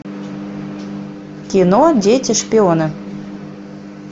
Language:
Russian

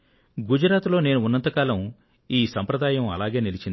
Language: Telugu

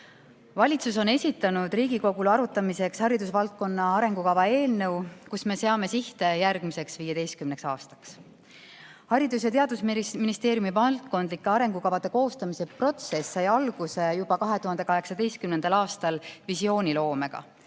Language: Estonian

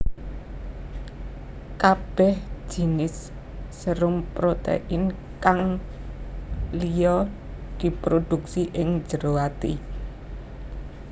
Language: Javanese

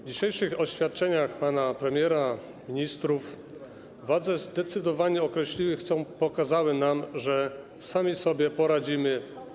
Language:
Polish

